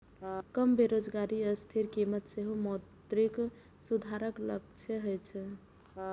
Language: Maithili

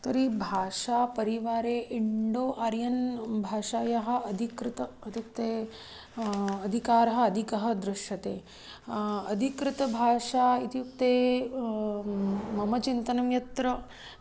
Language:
Sanskrit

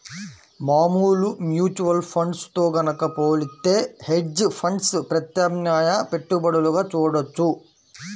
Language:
Telugu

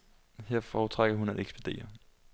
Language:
Danish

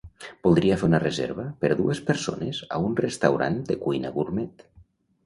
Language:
Catalan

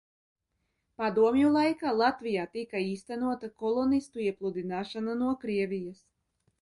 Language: Latvian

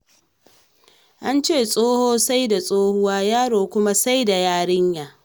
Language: Hausa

